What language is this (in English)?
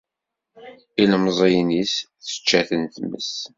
Kabyle